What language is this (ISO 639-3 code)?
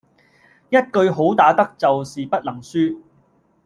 yue